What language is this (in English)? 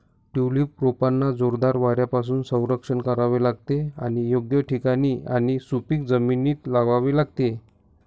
Marathi